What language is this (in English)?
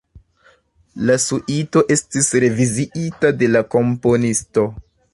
Esperanto